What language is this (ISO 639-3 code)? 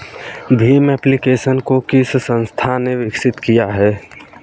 hin